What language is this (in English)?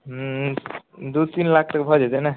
Maithili